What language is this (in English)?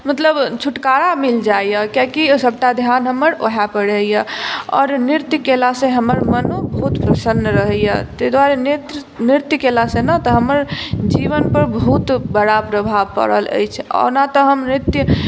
Maithili